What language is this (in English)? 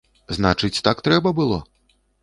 Belarusian